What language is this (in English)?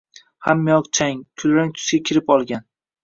Uzbek